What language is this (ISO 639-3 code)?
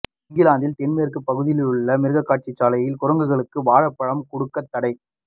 tam